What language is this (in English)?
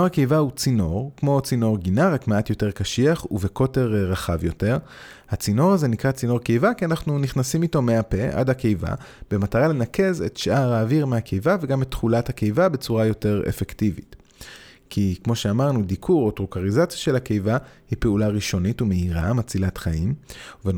Hebrew